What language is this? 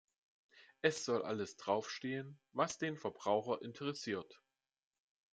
German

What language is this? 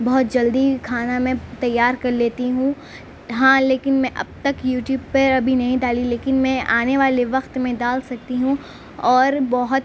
Urdu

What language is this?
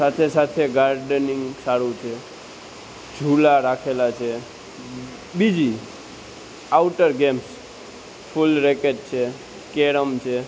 Gujarati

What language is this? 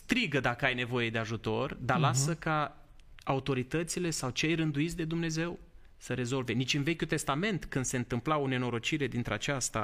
Romanian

